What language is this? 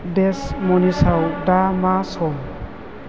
Bodo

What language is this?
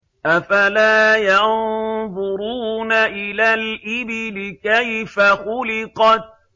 Arabic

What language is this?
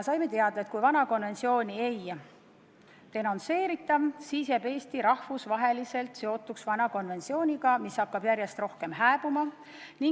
Estonian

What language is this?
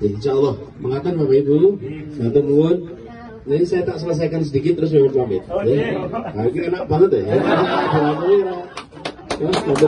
Indonesian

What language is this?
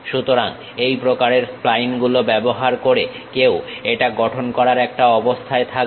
Bangla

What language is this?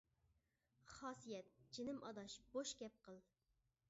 Uyghur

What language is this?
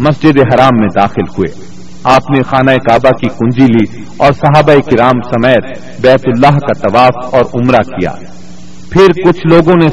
Urdu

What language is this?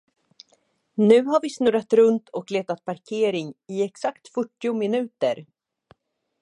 Swedish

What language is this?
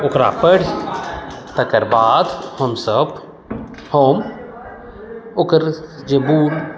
Maithili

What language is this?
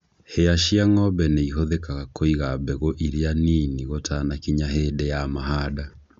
Kikuyu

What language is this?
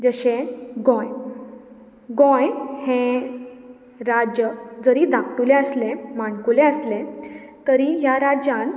Konkani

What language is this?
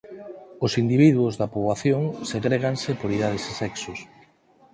Galician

